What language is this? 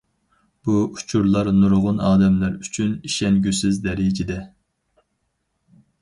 Uyghur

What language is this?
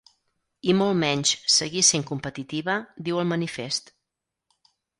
Catalan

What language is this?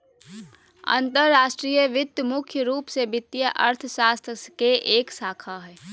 Magahi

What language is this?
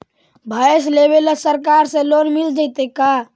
Magahi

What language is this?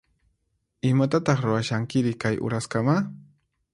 Puno Quechua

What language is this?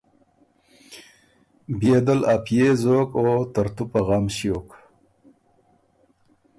Ormuri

